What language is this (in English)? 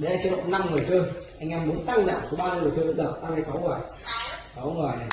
Vietnamese